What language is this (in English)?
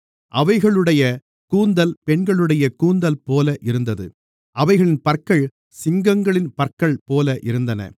Tamil